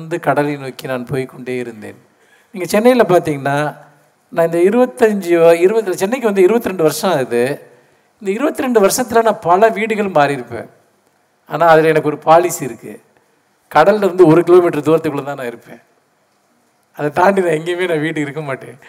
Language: Tamil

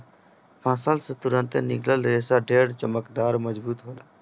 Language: Bhojpuri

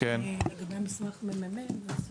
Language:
Hebrew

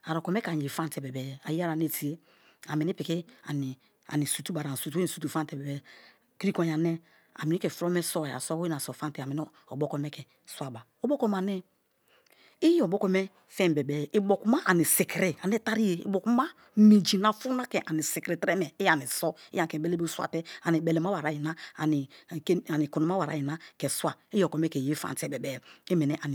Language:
Kalabari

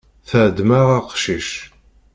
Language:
Kabyle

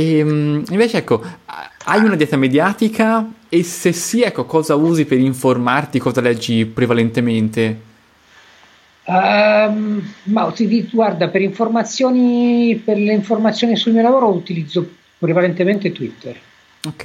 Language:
Italian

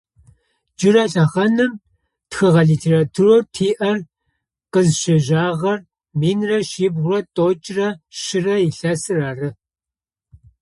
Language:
Adyghe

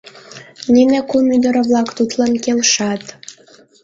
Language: Mari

